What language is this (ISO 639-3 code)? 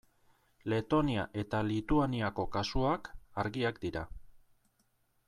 eus